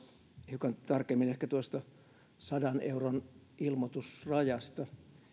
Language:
Finnish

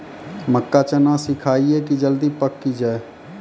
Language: Maithili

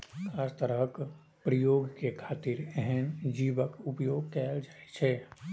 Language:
Maithili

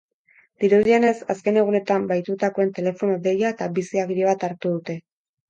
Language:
Basque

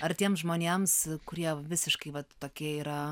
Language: Lithuanian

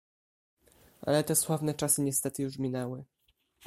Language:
Polish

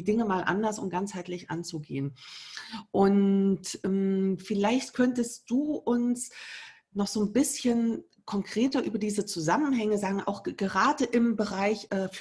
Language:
German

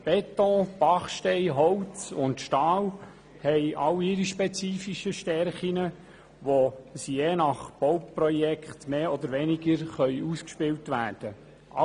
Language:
Swiss German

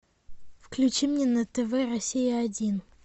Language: Russian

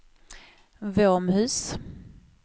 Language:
Swedish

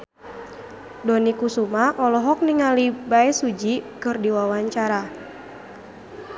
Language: Sundanese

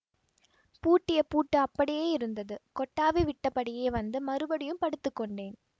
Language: Tamil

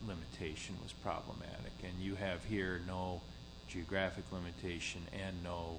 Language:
English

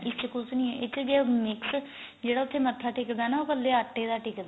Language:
Punjabi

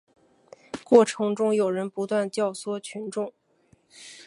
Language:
Chinese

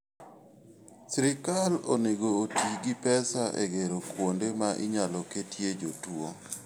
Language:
Luo (Kenya and Tanzania)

